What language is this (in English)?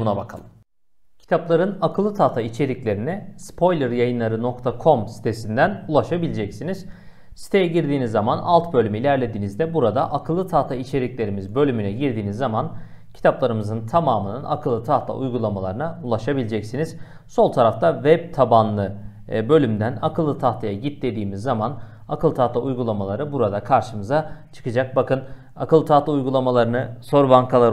Turkish